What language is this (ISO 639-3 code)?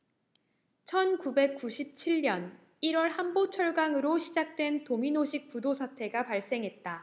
kor